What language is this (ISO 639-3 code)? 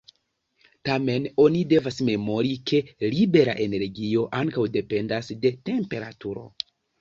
epo